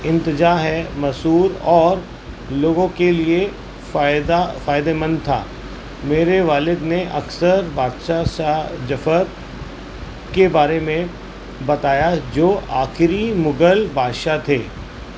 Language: Urdu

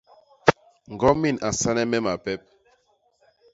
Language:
Basaa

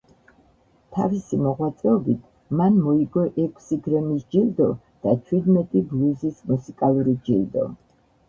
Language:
Georgian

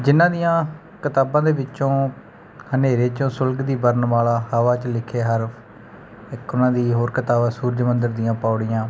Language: Punjabi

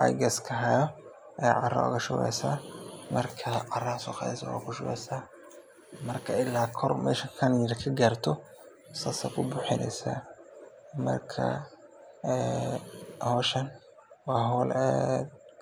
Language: Somali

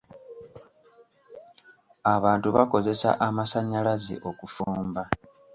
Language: Ganda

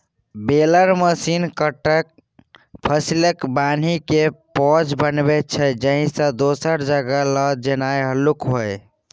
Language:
Maithili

